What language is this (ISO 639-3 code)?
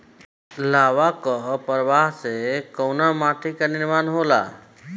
bho